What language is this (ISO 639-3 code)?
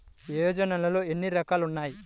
tel